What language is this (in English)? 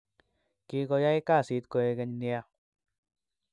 Kalenjin